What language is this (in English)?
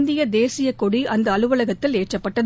Tamil